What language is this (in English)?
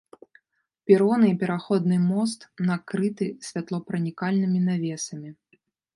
Belarusian